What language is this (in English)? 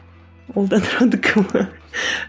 Kazakh